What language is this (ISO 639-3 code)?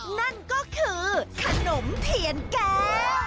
tha